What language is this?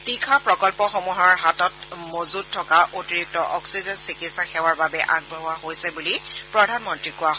Assamese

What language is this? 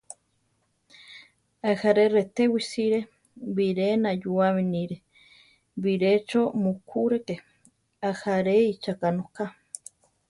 Central Tarahumara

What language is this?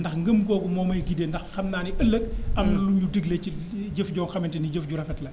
Wolof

